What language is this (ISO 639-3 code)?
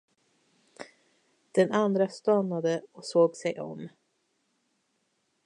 swe